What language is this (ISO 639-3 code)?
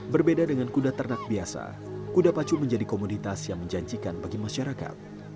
ind